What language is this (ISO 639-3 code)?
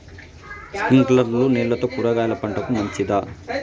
tel